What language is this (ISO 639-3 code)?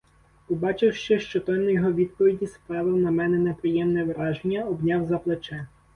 ukr